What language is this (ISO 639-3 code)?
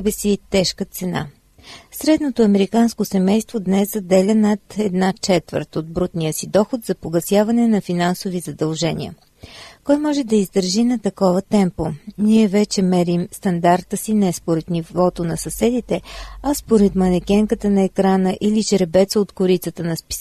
bul